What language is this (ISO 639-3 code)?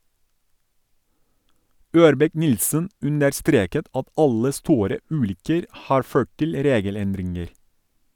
nor